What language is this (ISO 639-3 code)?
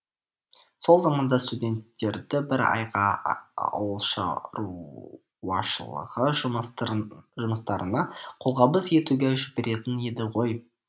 kaz